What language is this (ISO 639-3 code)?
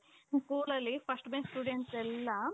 kan